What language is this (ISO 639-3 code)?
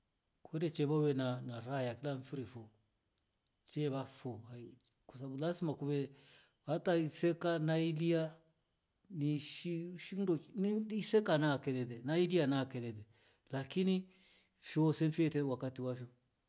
rof